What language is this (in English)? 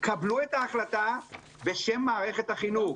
Hebrew